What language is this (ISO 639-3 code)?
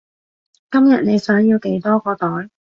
yue